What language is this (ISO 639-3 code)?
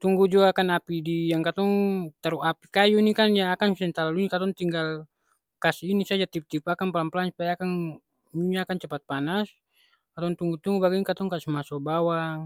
abs